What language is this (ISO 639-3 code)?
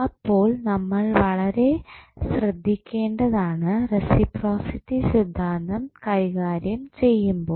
mal